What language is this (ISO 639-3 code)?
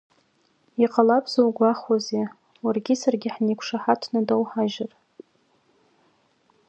abk